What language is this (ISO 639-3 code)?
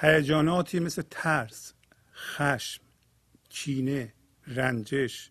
fas